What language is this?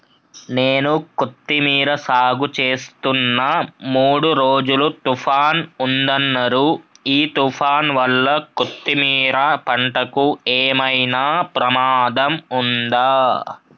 Telugu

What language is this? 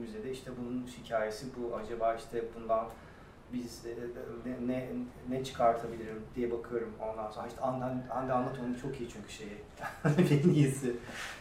Turkish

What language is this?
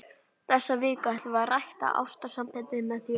Icelandic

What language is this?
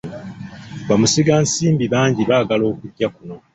Ganda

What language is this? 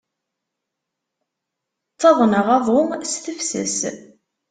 Kabyle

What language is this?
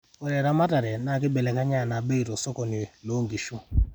Masai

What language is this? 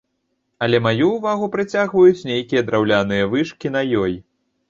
Belarusian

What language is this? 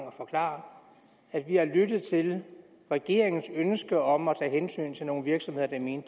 Danish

